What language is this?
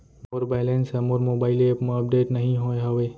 Chhattisgarhi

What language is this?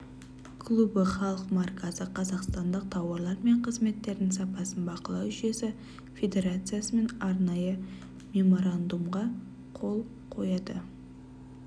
Kazakh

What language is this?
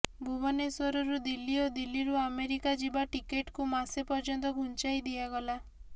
Odia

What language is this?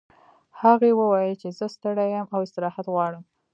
Pashto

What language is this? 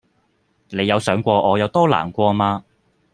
Cantonese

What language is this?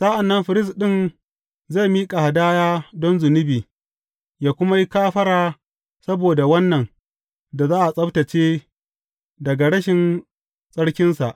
Hausa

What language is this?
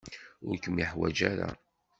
Kabyle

